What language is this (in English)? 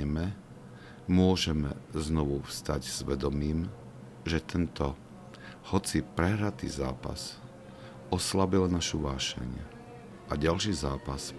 Slovak